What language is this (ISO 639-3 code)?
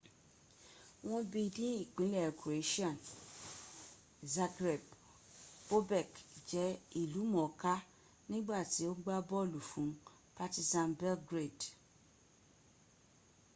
yor